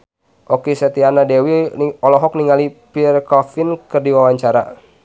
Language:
Sundanese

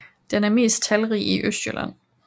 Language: Danish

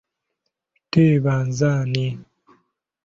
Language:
Ganda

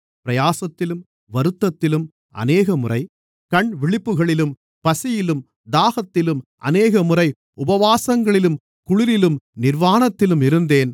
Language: Tamil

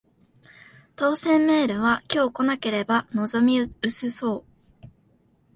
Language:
Japanese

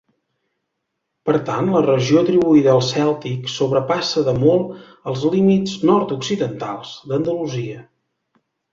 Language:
Catalan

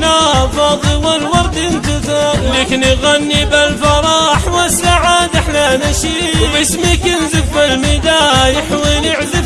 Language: Arabic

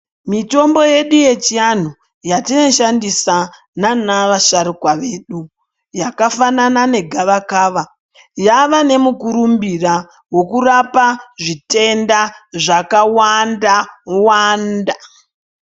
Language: Ndau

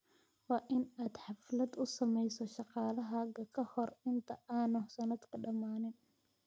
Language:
Somali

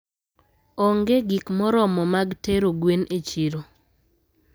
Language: Luo (Kenya and Tanzania)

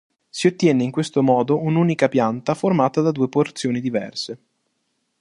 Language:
Italian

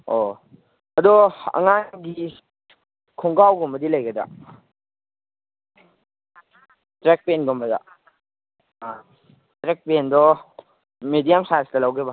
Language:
Manipuri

